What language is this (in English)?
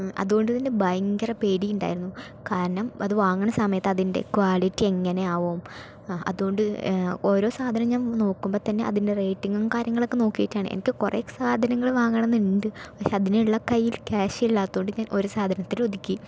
Malayalam